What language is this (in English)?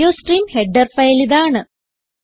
Malayalam